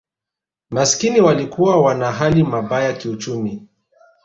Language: Swahili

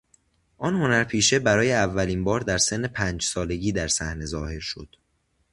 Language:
Persian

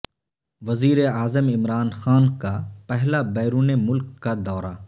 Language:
Urdu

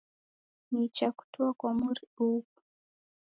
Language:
Taita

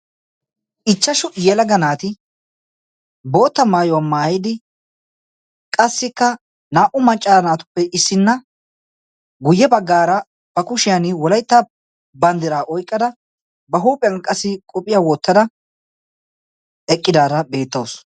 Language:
Wolaytta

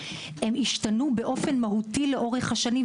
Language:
Hebrew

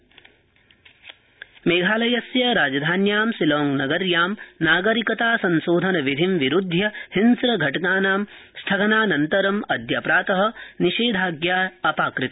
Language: Sanskrit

